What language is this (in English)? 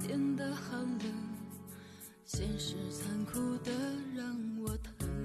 Chinese